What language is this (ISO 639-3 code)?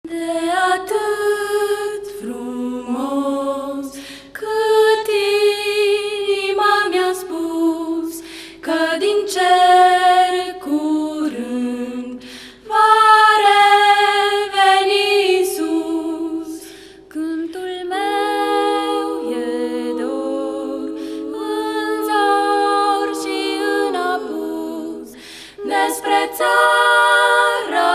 ron